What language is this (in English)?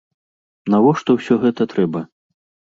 Belarusian